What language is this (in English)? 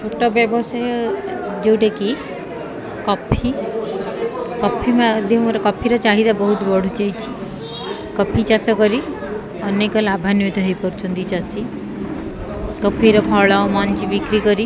Odia